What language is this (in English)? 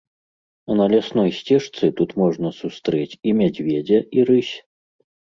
Belarusian